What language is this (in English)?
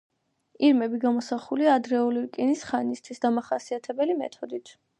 Georgian